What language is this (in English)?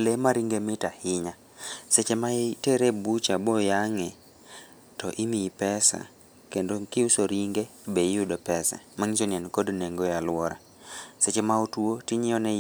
Luo (Kenya and Tanzania)